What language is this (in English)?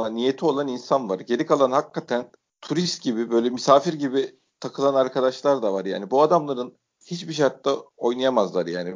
Turkish